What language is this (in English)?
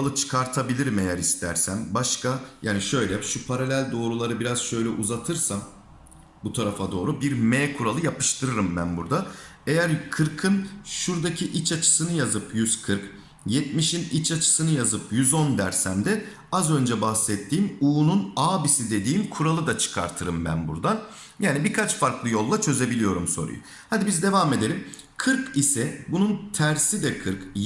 Turkish